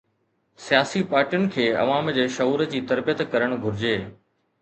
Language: Sindhi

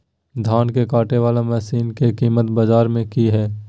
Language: Magahi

